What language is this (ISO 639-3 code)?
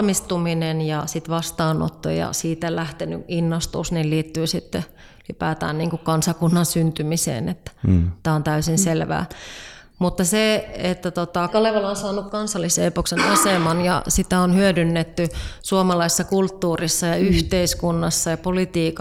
fin